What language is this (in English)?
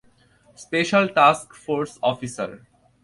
Bangla